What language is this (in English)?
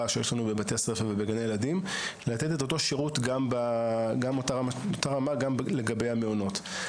Hebrew